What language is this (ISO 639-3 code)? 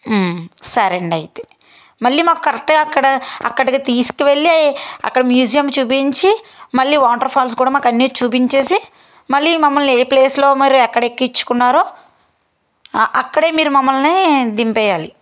tel